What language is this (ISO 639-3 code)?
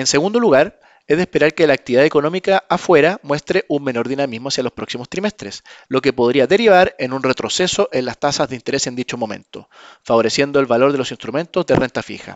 spa